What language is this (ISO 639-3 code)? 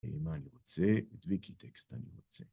heb